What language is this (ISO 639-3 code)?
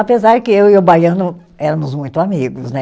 por